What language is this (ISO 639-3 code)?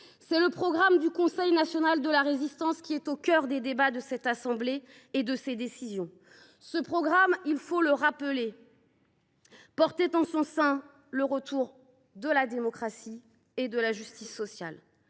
fra